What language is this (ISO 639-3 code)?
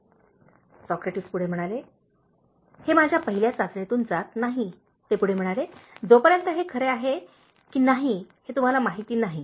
mar